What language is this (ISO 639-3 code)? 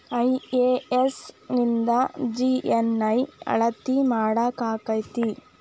kan